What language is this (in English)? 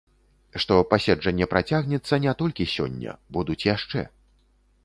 Belarusian